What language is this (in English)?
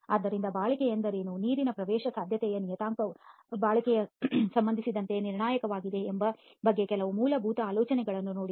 Kannada